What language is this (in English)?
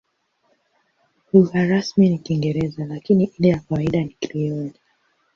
Swahili